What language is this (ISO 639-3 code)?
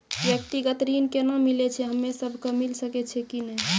mai